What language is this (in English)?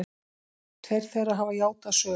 Icelandic